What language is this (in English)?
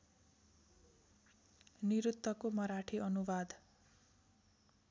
Nepali